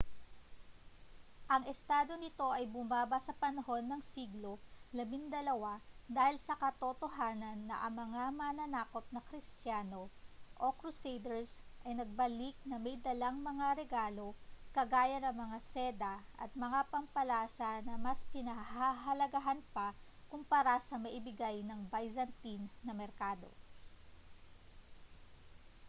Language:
Filipino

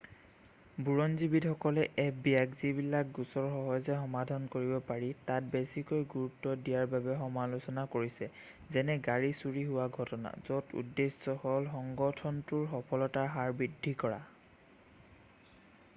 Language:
Assamese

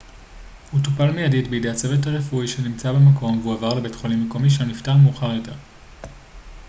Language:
Hebrew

